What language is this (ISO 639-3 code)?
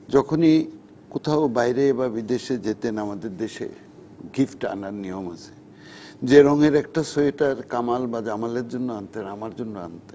ben